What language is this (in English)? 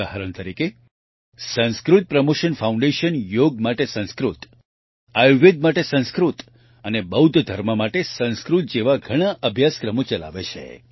Gujarati